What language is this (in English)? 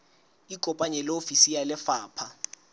Southern Sotho